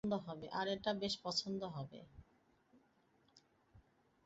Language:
Bangla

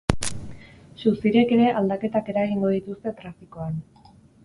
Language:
Basque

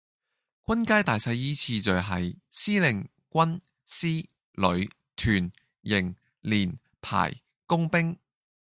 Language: Cantonese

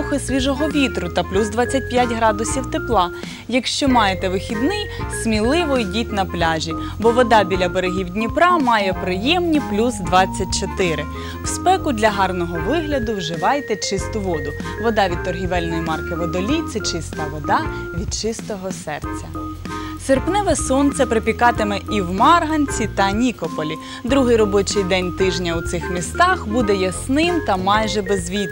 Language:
Ukrainian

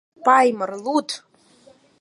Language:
Mari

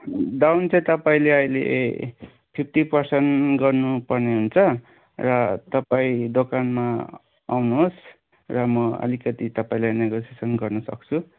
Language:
Nepali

